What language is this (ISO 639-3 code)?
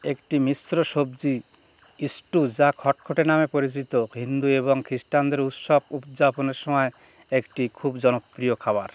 ben